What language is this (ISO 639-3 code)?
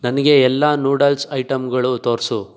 kan